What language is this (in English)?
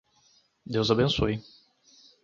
Portuguese